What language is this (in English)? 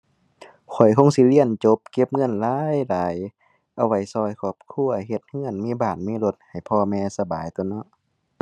Thai